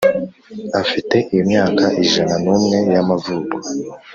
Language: Kinyarwanda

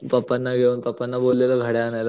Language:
Marathi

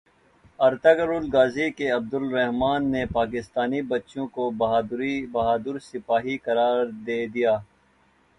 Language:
Urdu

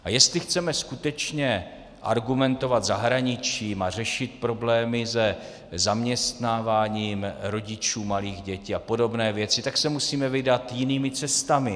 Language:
Czech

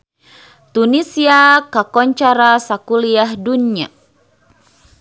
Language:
Sundanese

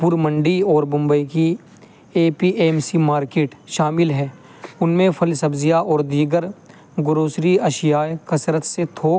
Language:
Urdu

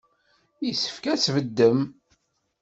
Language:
Kabyle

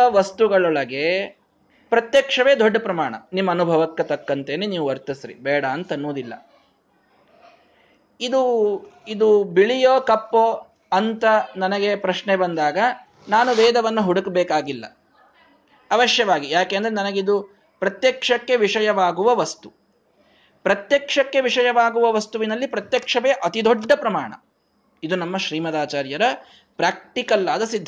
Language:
Kannada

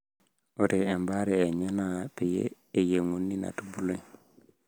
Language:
Masai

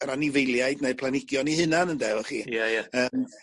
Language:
Welsh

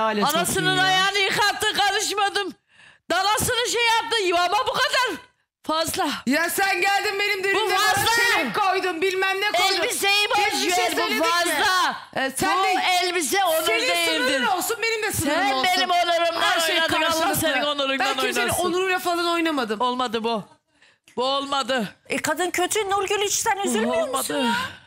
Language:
Turkish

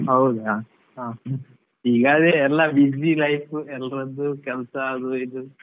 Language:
Kannada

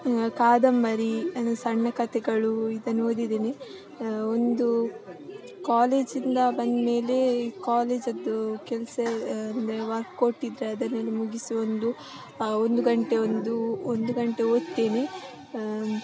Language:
Kannada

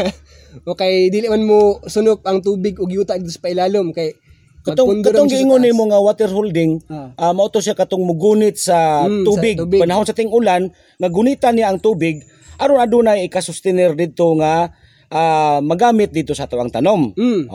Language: Filipino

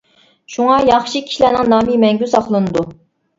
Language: Uyghur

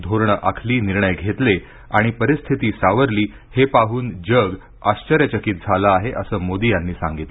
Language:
Marathi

